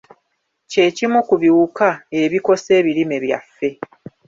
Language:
Ganda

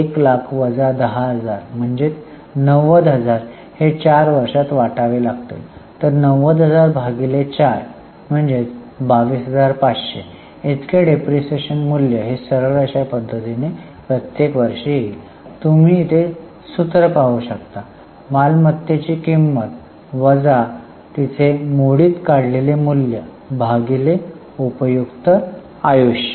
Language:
Marathi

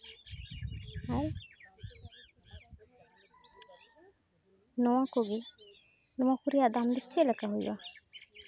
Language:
Santali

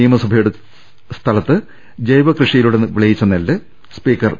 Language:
Malayalam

